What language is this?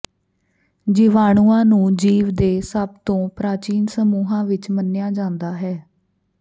Punjabi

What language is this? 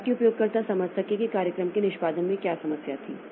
Hindi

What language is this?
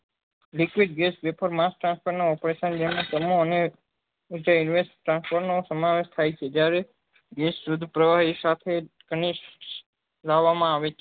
Gujarati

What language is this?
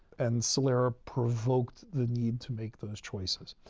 English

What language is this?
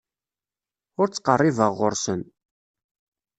Kabyle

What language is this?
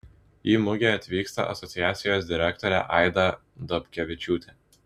Lithuanian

